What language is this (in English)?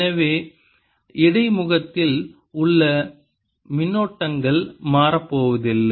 Tamil